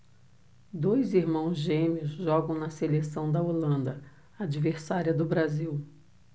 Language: Portuguese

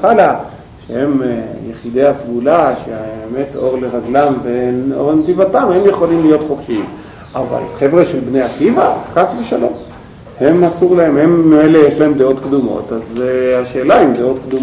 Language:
Hebrew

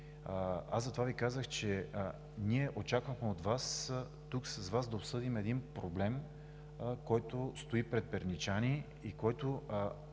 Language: Bulgarian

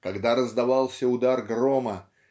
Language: Russian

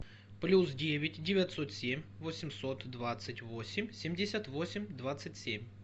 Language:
Russian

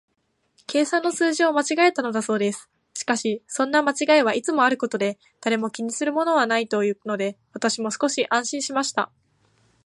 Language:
Japanese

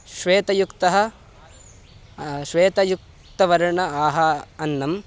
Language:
Sanskrit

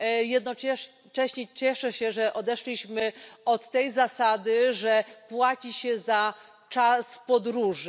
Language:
Polish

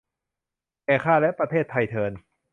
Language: Thai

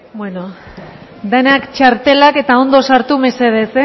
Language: Basque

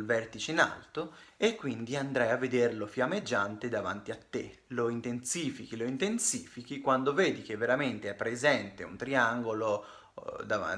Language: Italian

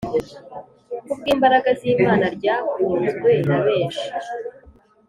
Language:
Kinyarwanda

